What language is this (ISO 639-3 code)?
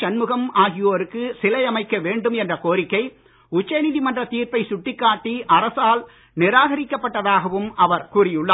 tam